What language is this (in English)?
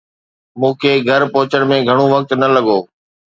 Sindhi